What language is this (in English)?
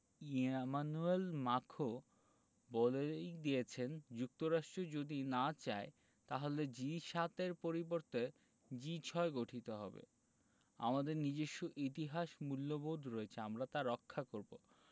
Bangla